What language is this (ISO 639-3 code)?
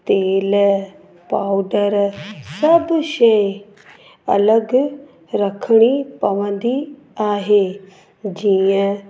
snd